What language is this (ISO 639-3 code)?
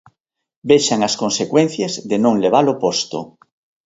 glg